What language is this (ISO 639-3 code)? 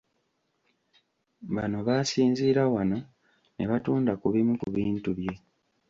lug